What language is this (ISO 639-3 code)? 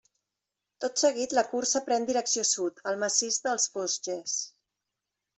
cat